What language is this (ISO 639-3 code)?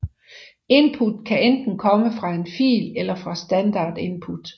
dan